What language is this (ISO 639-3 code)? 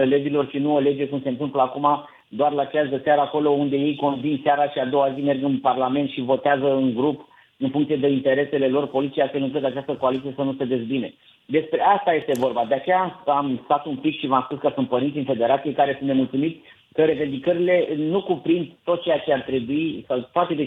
ron